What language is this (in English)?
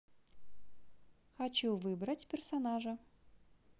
Russian